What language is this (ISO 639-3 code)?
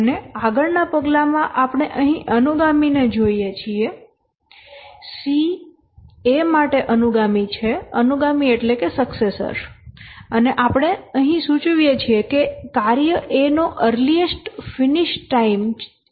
guj